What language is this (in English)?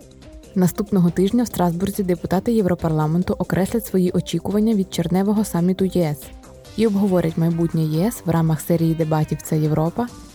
Ukrainian